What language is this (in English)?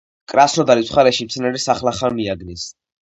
Georgian